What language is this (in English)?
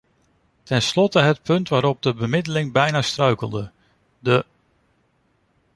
Dutch